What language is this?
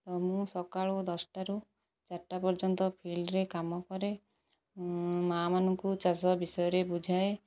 Odia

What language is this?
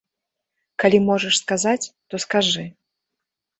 Belarusian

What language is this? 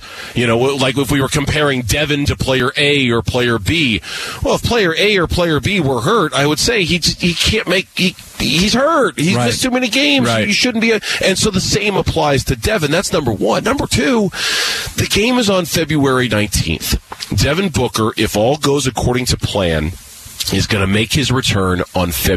English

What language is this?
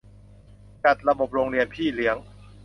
Thai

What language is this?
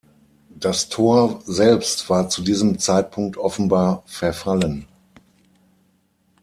German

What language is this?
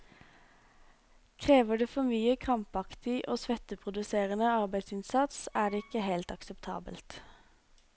Norwegian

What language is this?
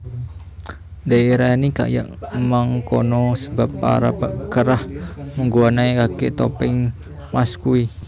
Javanese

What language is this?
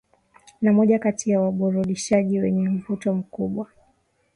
Swahili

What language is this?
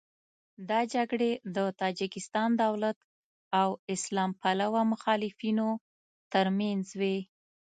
Pashto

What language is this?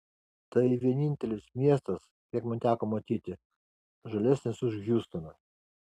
Lithuanian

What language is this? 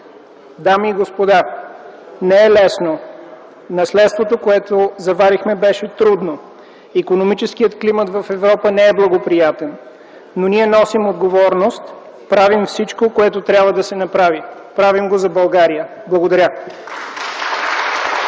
Bulgarian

